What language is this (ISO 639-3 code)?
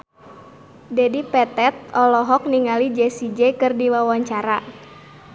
sun